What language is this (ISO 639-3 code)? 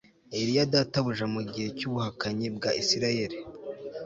kin